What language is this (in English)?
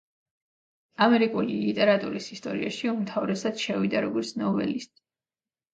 Georgian